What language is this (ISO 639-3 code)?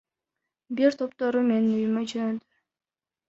kir